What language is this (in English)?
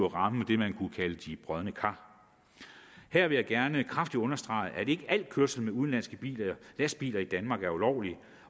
Danish